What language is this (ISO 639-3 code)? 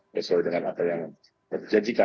ind